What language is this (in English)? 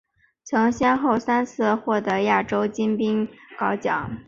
Chinese